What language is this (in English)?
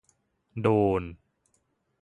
Thai